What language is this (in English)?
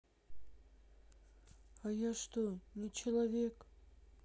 Russian